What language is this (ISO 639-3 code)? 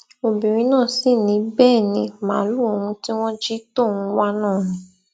yor